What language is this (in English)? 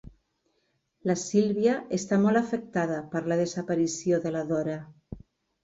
Catalan